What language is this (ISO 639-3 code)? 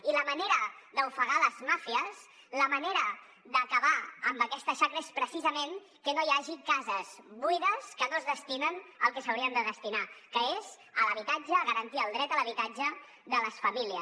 cat